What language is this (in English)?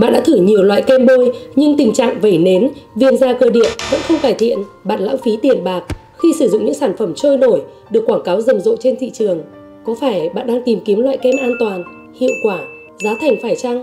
Vietnamese